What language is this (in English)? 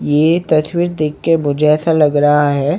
Hindi